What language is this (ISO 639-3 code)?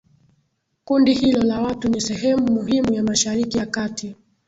swa